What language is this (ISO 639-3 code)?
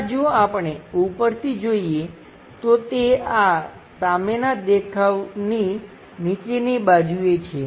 guj